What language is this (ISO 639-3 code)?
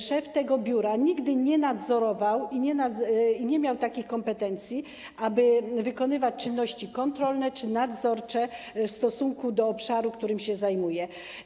pol